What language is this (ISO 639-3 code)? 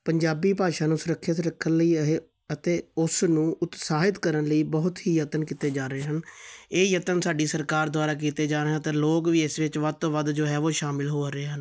pan